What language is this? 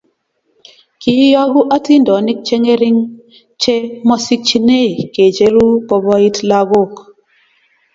Kalenjin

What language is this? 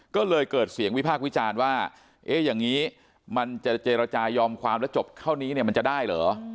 Thai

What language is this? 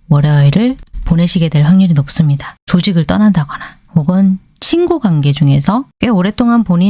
Korean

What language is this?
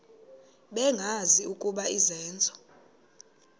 Xhosa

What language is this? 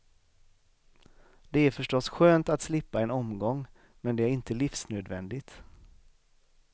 Swedish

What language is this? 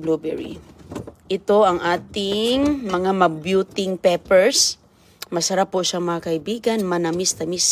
Filipino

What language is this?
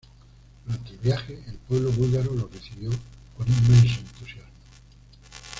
Spanish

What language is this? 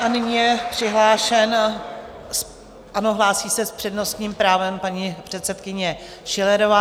Czech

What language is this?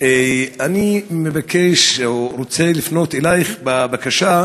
Hebrew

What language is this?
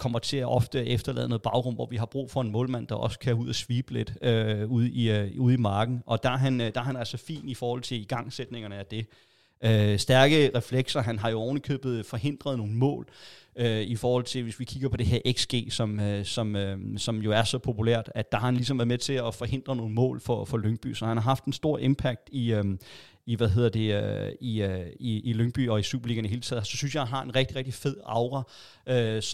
Danish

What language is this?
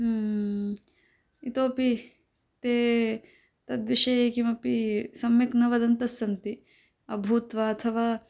Sanskrit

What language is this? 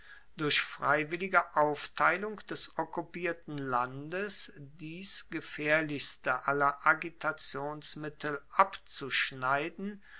German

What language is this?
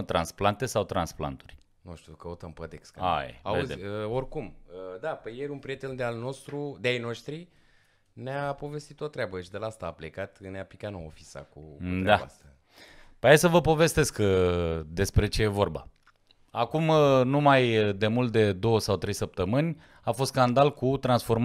Romanian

